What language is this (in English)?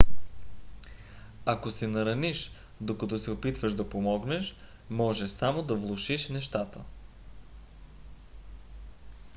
Bulgarian